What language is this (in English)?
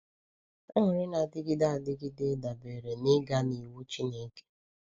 Igbo